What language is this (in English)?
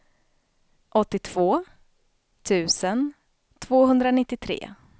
Swedish